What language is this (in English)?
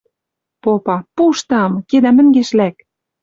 Western Mari